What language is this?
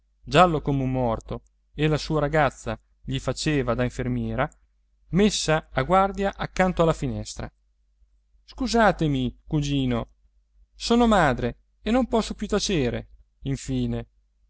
Italian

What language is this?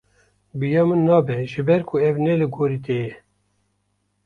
Kurdish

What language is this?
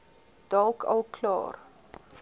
Afrikaans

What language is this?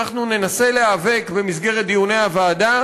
Hebrew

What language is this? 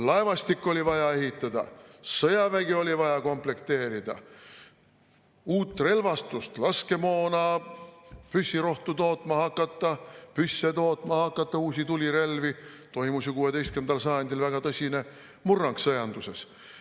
Estonian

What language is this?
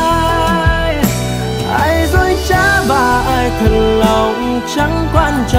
Vietnamese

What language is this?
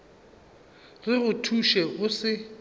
Northern Sotho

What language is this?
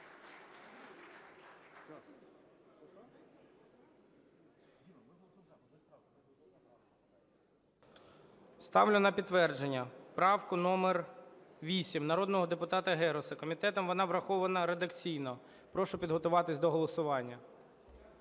Ukrainian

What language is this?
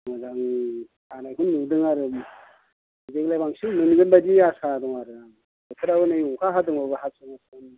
Bodo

